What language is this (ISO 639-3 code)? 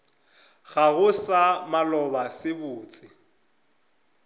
nso